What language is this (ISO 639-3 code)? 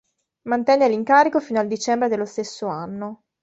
ita